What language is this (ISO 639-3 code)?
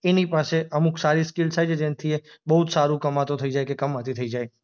guj